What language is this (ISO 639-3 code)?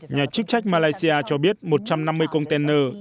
vie